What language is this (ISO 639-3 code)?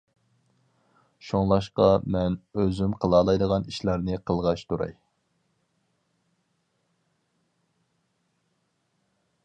uig